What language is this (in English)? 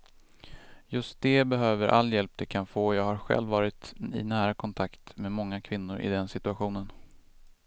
Swedish